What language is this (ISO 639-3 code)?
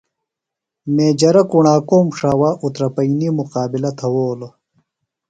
phl